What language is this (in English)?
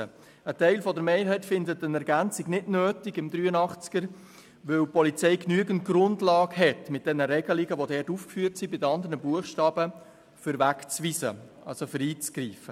Swiss German